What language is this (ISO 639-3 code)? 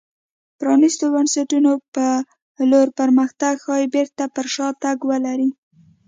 pus